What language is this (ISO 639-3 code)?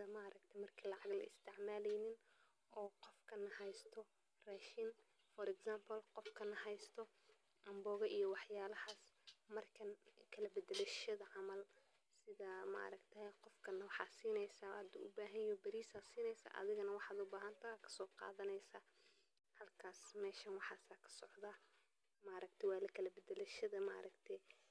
som